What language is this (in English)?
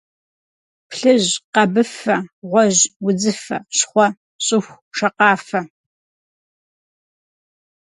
Kabardian